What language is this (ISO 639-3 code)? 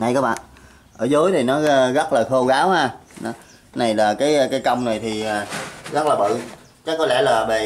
vie